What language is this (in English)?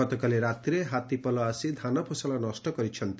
Odia